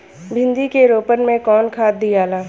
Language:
Bhojpuri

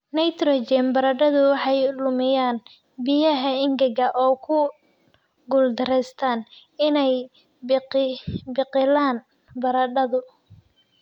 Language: Somali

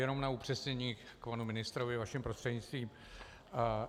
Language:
Czech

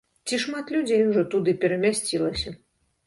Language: Belarusian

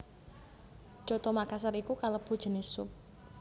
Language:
Javanese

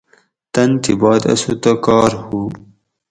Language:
Gawri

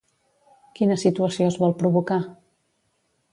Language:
Catalan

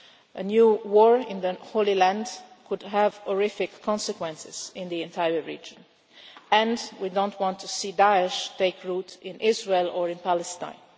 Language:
English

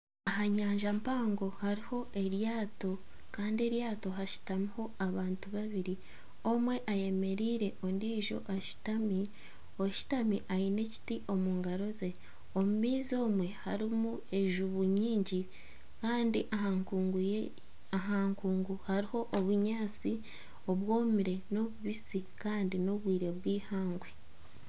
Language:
Nyankole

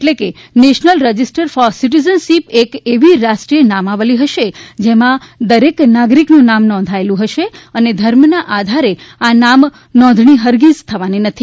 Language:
Gujarati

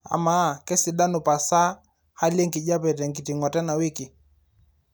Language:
Masai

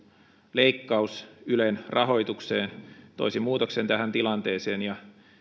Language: Finnish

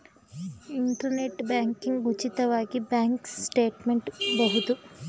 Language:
Kannada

